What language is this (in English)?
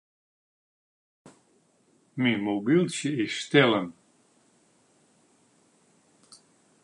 Western Frisian